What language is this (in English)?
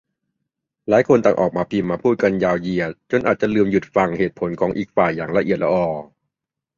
Thai